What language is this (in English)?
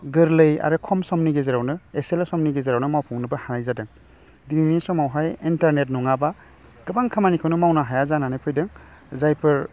Bodo